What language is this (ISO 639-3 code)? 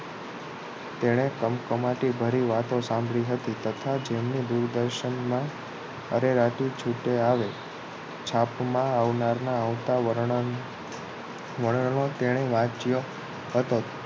guj